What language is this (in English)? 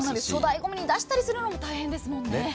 Japanese